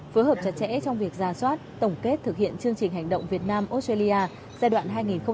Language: Vietnamese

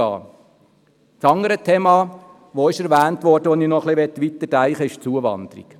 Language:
Swiss German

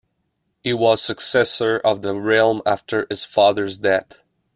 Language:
English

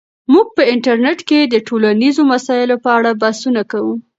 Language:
Pashto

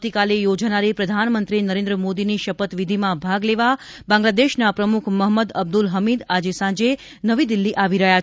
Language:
Gujarati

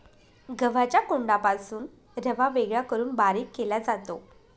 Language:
Marathi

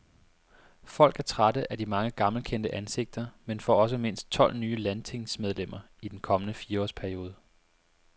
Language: Danish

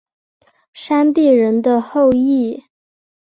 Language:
Chinese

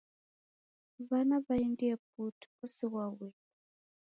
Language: Taita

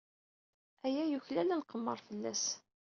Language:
Kabyle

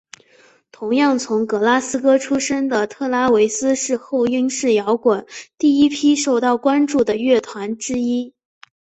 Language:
Chinese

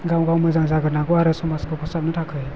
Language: Bodo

